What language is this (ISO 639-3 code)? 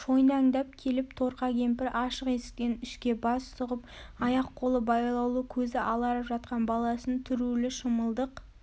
kaz